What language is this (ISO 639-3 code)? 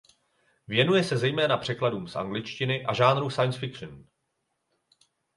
ces